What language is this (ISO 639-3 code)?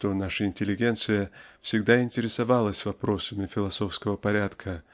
rus